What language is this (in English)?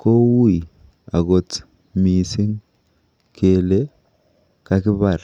Kalenjin